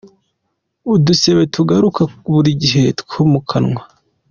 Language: Kinyarwanda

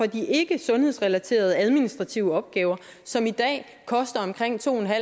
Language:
Danish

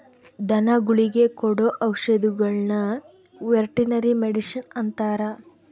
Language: Kannada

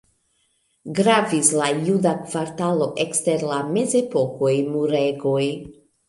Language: Esperanto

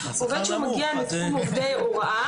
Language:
Hebrew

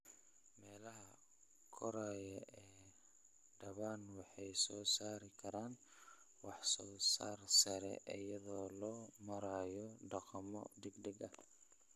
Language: Somali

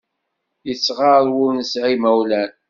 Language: Kabyle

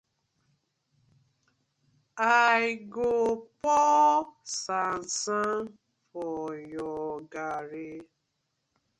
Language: Nigerian Pidgin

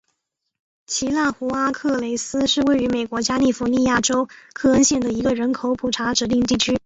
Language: Chinese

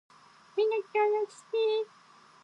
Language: Japanese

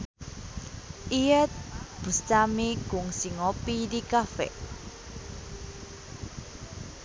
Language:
Sundanese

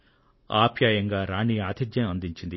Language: Telugu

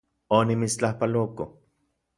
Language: Central Puebla Nahuatl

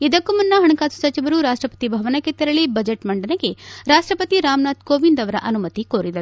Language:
Kannada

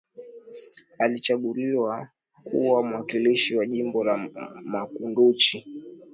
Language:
Swahili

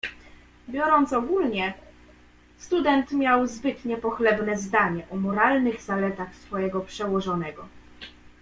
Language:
Polish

